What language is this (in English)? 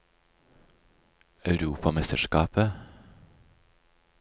Norwegian